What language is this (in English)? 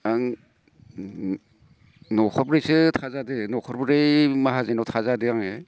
Bodo